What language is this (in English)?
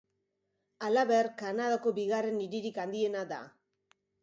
Basque